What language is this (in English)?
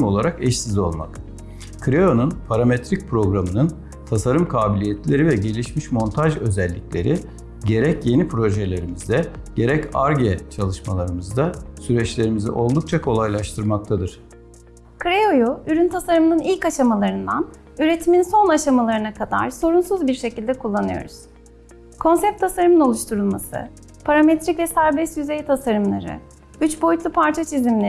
Turkish